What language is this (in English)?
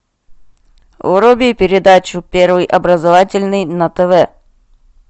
Russian